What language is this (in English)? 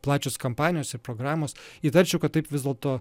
Lithuanian